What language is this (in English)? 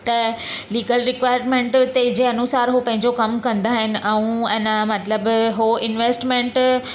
Sindhi